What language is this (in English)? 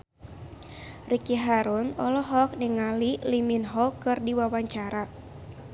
Sundanese